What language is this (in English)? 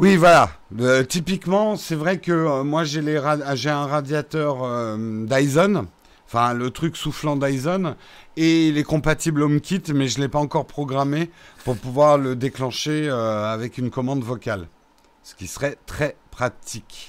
French